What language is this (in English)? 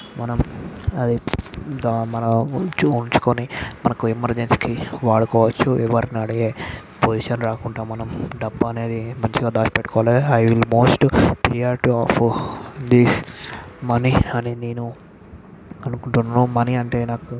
Telugu